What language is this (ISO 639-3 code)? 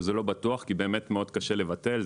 heb